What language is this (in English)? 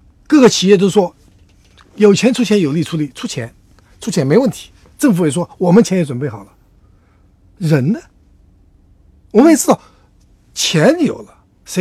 Chinese